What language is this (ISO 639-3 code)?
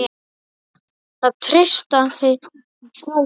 isl